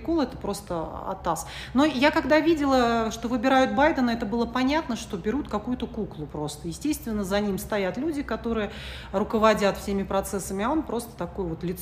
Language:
Russian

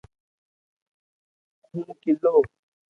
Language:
Loarki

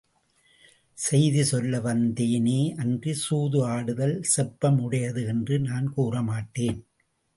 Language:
Tamil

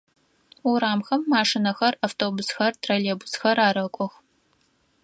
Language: Adyghe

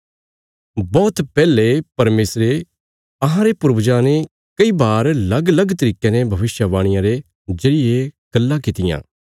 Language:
Bilaspuri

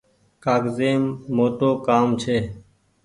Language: Goaria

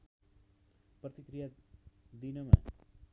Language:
Nepali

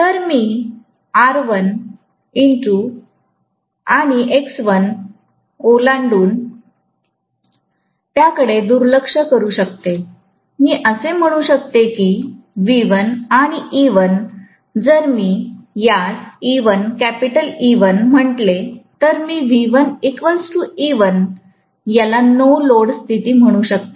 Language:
Marathi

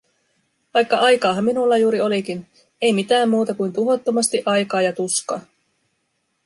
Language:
Finnish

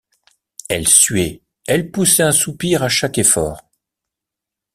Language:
French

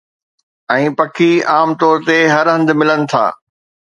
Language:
Sindhi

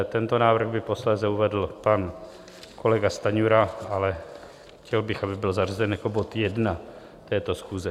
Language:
Czech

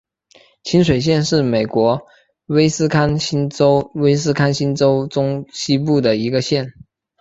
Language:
Chinese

